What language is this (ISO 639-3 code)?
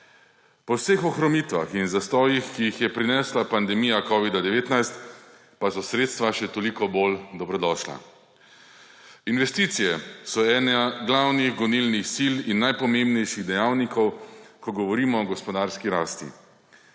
slv